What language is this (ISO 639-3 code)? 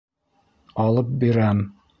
bak